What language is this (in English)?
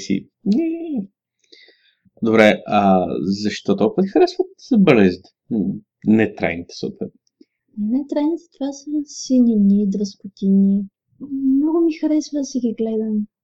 Bulgarian